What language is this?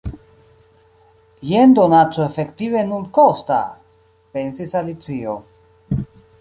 Esperanto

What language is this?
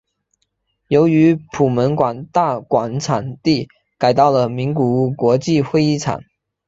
Chinese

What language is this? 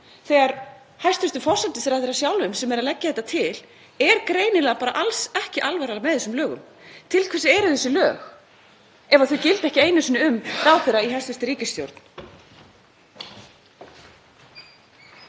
Icelandic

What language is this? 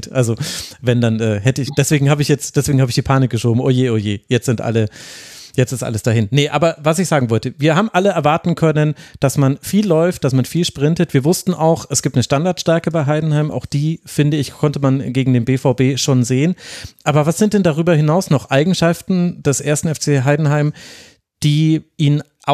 German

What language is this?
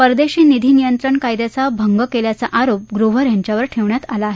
Marathi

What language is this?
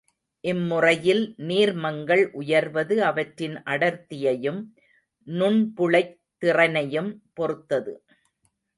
Tamil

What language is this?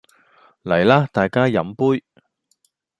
Cantonese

